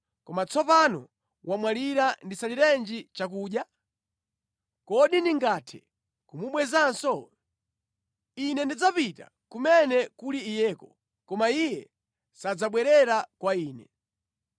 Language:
Nyanja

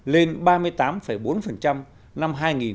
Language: Vietnamese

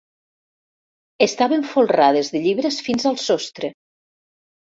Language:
Catalan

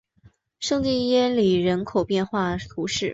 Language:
Chinese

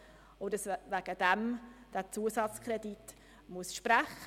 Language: Swiss German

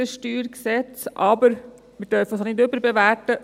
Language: Swiss German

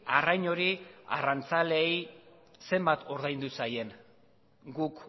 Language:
Basque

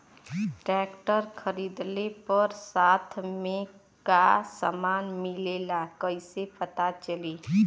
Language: Bhojpuri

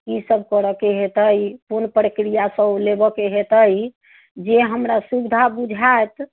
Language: Maithili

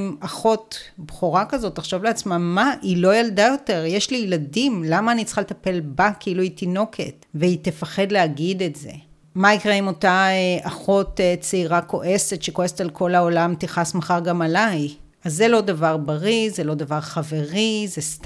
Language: Hebrew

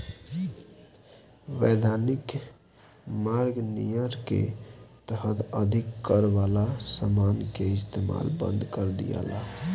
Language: Bhojpuri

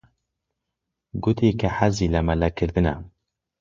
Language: Central Kurdish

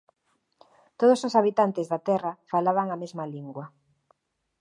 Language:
Galician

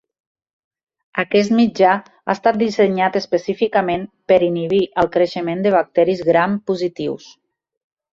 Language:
Catalan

